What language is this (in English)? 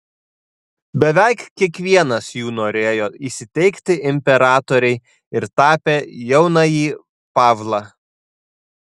Lithuanian